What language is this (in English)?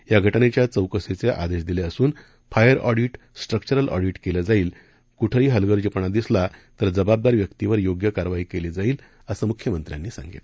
Marathi